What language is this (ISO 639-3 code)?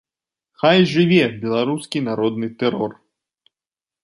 bel